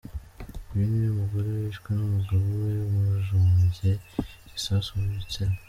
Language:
Kinyarwanda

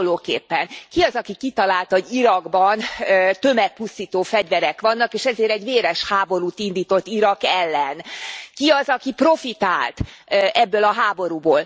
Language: Hungarian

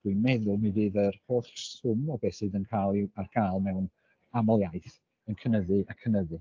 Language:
Welsh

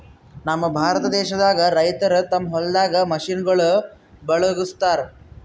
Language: Kannada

